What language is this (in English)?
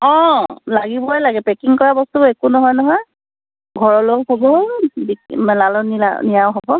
Assamese